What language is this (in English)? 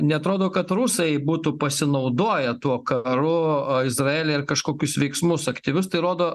Lithuanian